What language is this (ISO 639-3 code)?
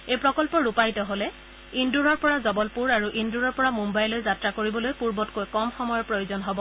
asm